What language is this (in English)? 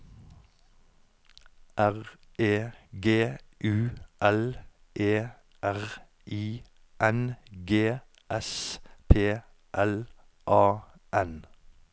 Norwegian